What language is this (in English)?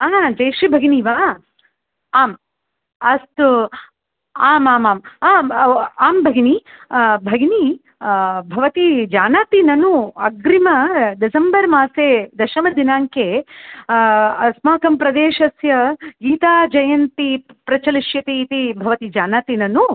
Sanskrit